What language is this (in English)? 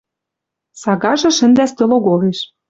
Western Mari